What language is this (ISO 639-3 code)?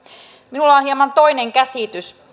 fin